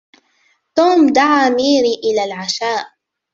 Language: Arabic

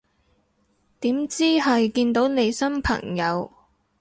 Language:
Cantonese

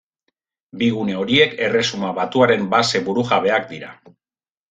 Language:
Basque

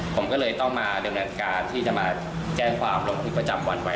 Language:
Thai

